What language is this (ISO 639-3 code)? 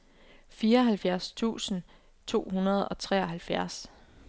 dan